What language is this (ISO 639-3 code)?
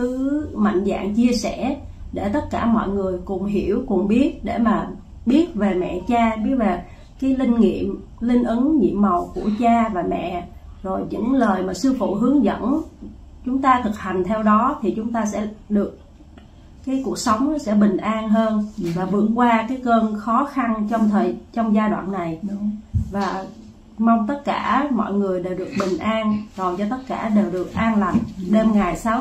vie